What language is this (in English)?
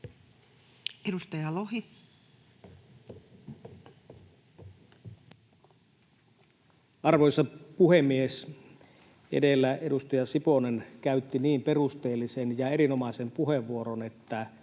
Finnish